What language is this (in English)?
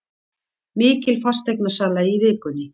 Icelandic